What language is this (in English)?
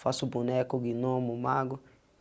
Portuguese